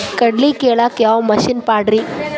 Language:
Kannada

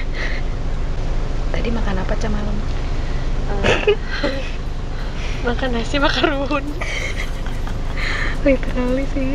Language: Indonesian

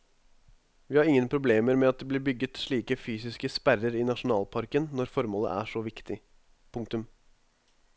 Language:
Norwegian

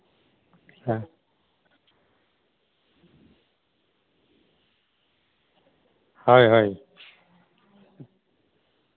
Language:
Santali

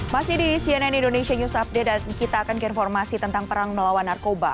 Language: Indonesian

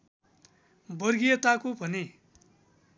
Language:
Nepali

